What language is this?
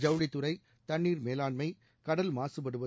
Tamil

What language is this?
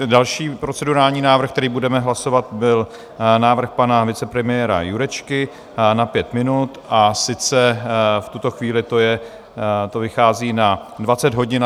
Czech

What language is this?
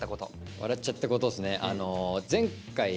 Japanese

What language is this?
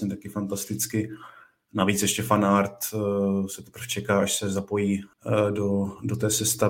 Czech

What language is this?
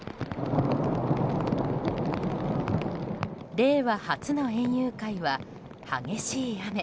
Japanese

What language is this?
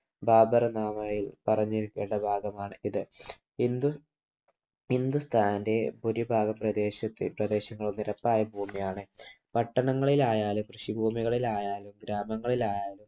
Malayalam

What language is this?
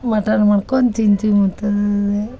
Kannada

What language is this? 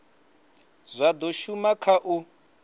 Venda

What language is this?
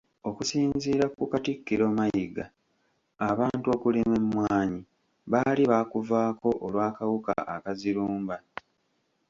Ganda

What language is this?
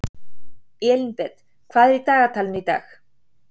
Icelandic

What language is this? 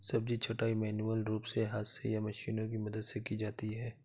Hindi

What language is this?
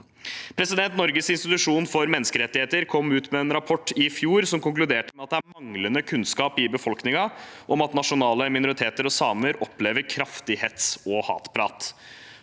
Norwegian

